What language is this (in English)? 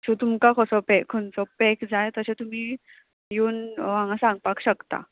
Konkani